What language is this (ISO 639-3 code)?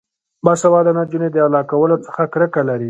pus